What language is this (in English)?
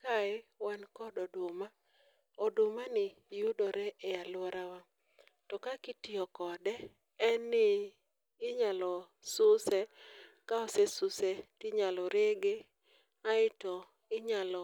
Luo (Kenya and Tanzania)